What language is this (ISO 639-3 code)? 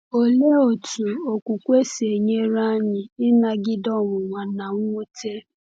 ibo